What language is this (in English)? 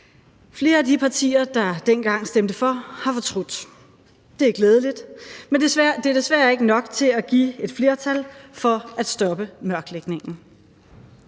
Danish